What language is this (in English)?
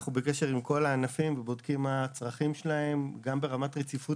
Hebrew